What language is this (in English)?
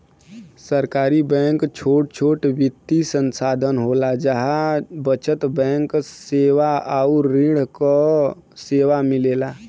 Bhojpuri